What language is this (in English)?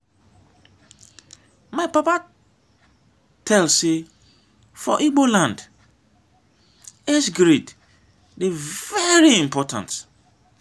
Nigerian Pidgin